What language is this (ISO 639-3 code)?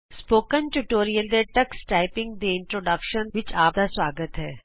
pan